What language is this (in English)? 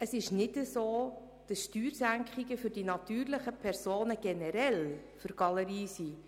Swiss German